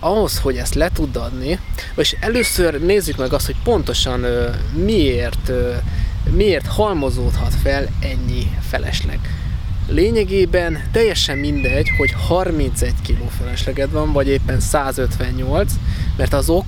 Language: Hungarian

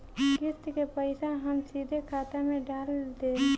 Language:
Bhojpuri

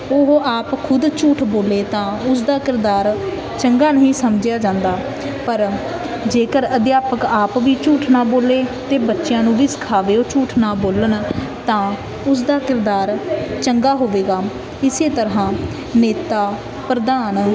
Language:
Punjabi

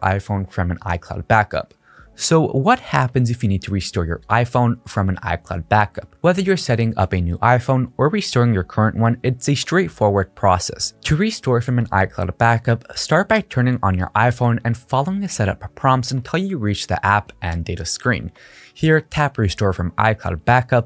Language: English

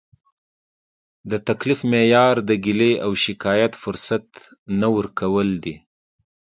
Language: Pashto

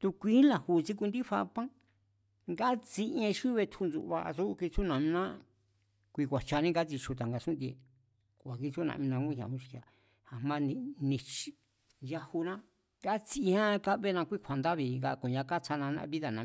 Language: Mazatlán Mazatec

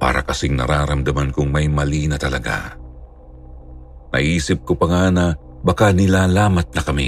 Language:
Filipino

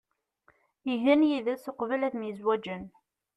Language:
Kabyle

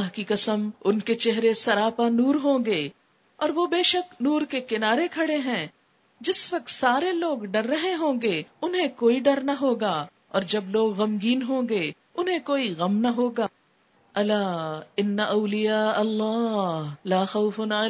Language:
Urdu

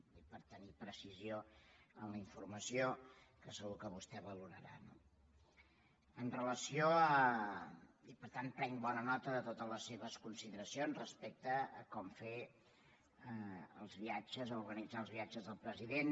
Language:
Catalan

